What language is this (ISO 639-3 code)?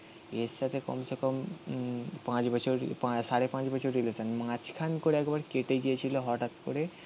ben